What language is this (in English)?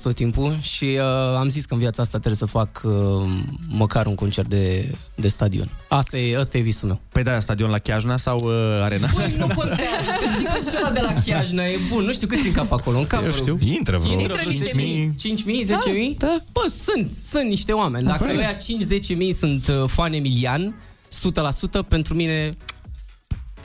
Romanian